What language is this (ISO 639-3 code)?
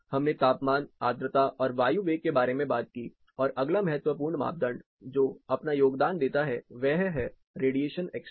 hin